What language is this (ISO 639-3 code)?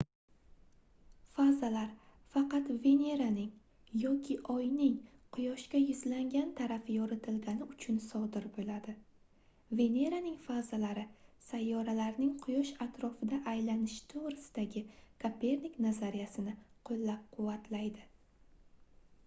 uzb